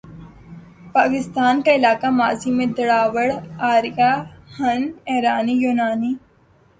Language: Urdu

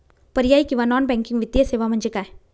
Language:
Marathi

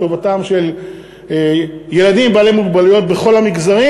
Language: Hebrew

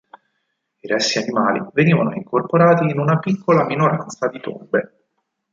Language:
Italian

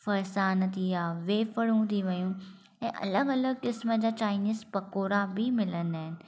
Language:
Sindhi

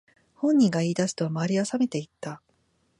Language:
Japanese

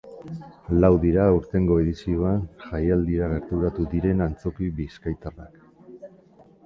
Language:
Basque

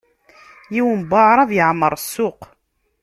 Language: Kabyle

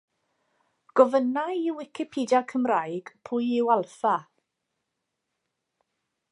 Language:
Welsh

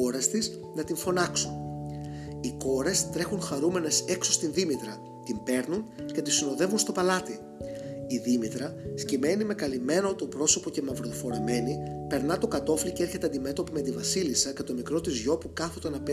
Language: Greek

